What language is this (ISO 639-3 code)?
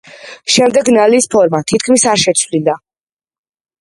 kat